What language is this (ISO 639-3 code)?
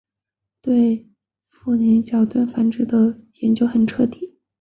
zho